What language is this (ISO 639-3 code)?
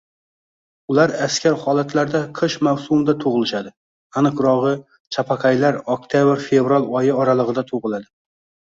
uzb